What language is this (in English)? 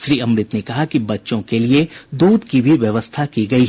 Hindi